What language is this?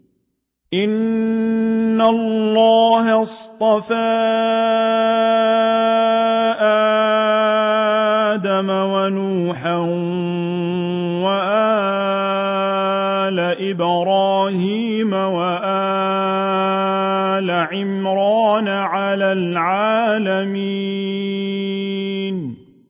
Arabic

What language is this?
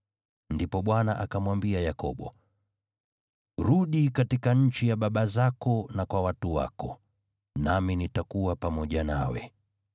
Swahili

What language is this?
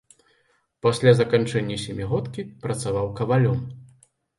Belarusian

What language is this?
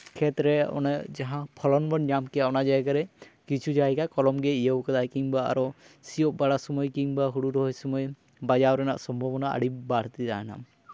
Santali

